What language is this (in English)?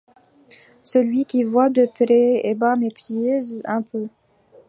French